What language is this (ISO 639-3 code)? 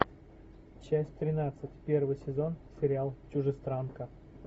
rus